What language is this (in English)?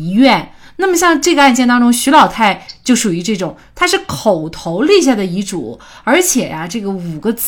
Chinese